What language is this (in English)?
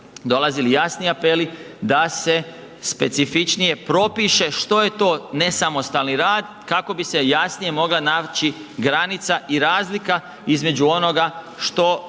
Croatian